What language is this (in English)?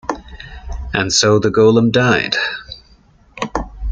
English